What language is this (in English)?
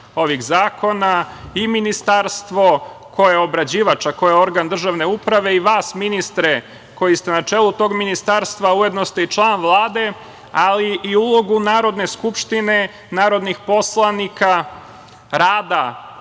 Serbian